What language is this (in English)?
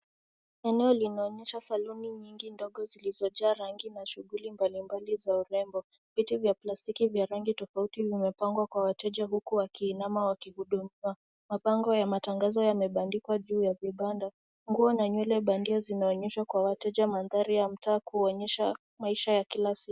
Swahili